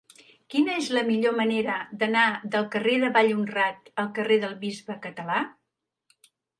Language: Catalan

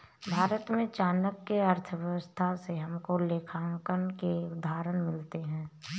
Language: Hindi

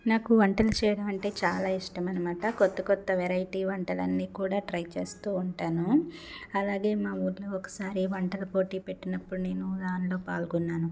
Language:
Telugu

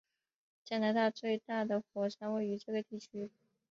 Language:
Chinese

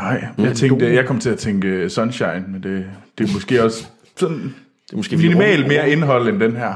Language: Danish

